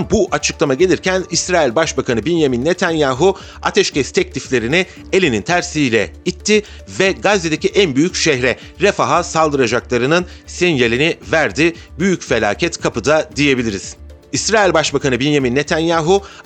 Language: Turkish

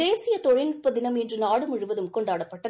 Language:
Tamil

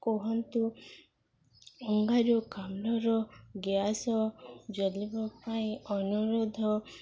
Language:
Odia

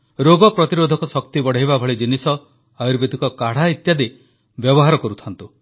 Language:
Odia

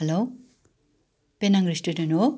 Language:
Nepali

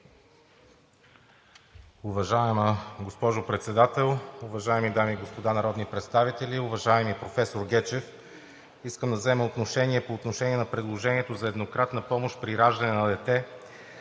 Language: Bulgarian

